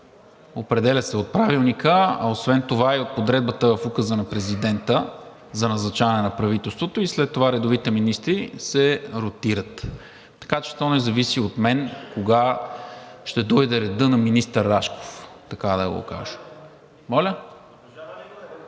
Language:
Bulgarian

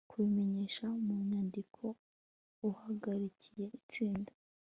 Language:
Kinyarwanda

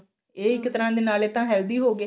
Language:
Punjabi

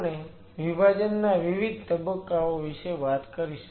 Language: Gujarati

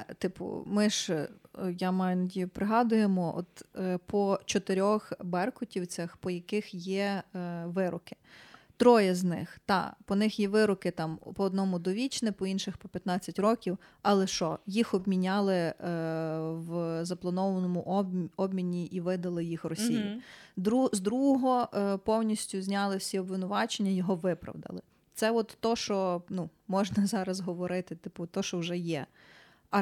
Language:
Ukrainian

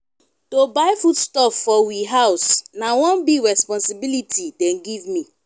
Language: Nigerian Pidgin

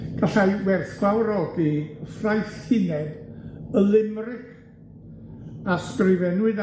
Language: Welsh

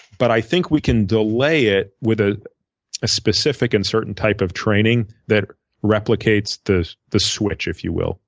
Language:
English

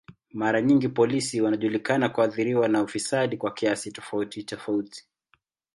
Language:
Swahili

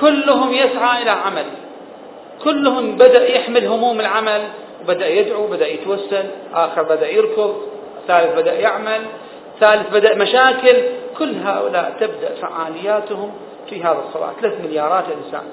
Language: Arabic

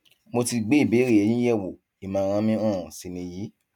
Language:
Yoruba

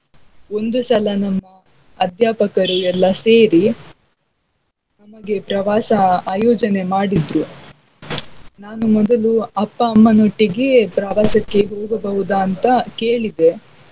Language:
Kannada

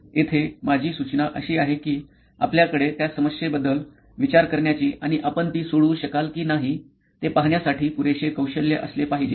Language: Marathi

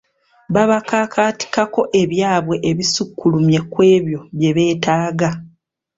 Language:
Ganda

